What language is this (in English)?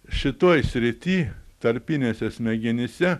Lithuanian